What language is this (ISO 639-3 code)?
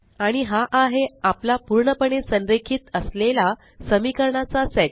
mar